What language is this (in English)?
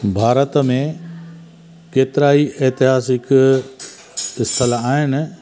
Sindhi